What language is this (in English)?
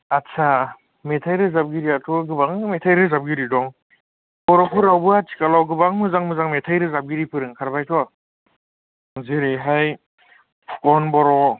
Bodo